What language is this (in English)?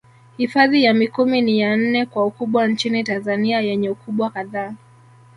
Swahili